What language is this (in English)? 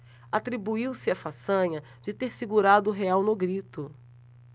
Portuguese